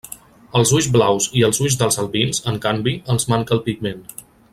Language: Catalan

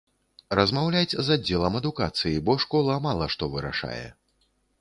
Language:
Belarusian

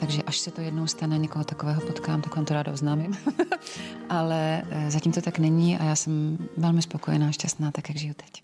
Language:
Czech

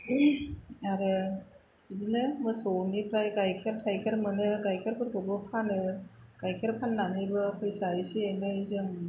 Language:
Bodo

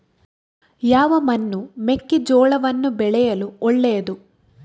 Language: Kannada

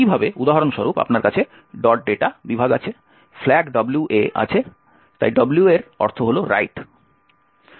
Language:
Bangla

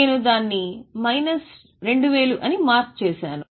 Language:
Telugu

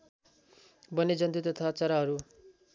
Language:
Nepali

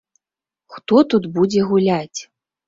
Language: Belarusian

